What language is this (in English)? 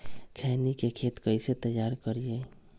Magahi